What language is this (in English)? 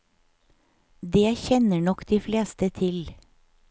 Norwegian